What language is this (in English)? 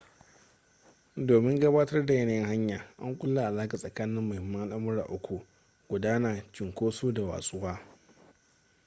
Hausa